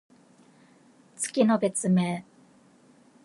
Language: Japanese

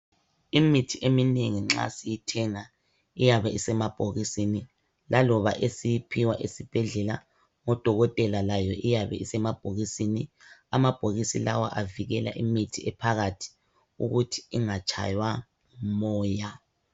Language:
North Ndebele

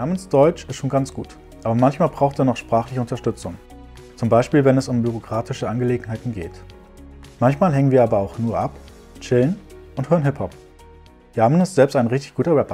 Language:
German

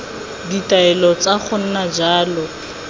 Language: Tswana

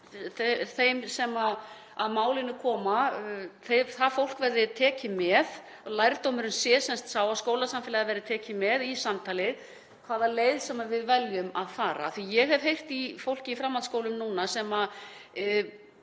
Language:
Icelandic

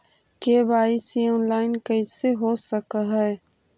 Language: Magahi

